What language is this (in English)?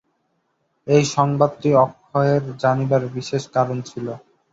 Bangla